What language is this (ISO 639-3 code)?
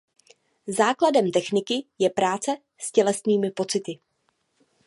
ces